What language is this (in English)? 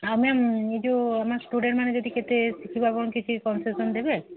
Odia